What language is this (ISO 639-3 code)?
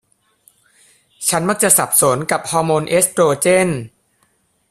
tha